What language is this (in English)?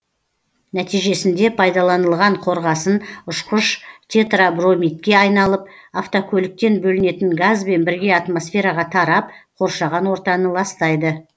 Kazakh